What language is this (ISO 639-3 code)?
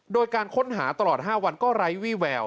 tha